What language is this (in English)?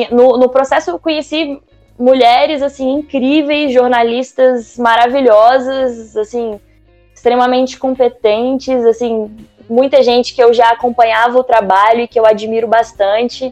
Portuguese